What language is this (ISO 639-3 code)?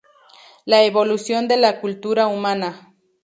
spa